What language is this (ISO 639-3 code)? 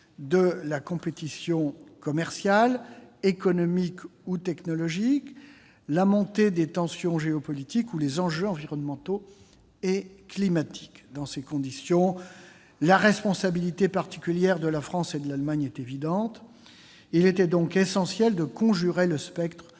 fra